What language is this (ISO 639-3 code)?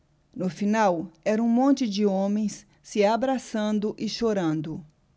por